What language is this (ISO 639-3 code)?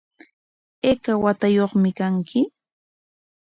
qwa